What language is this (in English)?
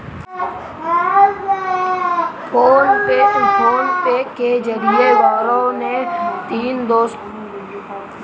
Hindi